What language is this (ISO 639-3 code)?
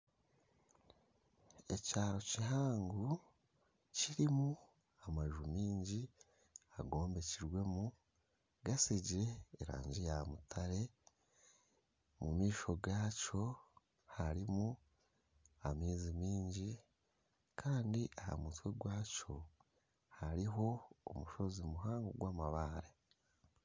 nyn